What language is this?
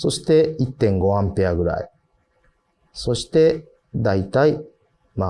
Japanese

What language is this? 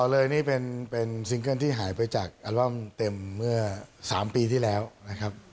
Thai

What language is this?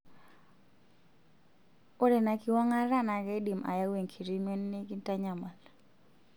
Masai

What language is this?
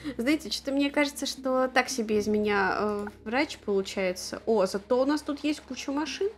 Russian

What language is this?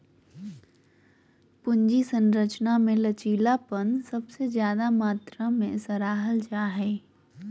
Magahi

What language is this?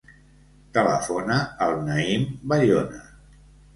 Catalan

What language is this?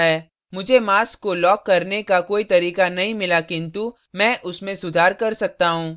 Hindi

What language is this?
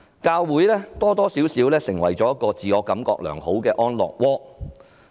Cantonese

